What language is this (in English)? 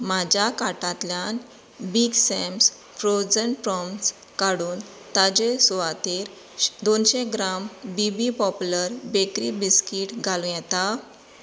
Konkani